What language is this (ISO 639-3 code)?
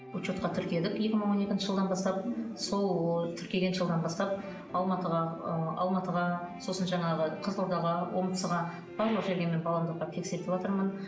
kaz